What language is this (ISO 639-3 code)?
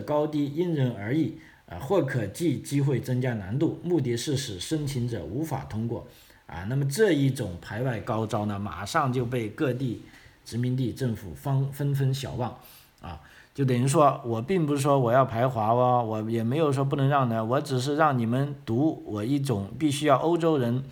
zho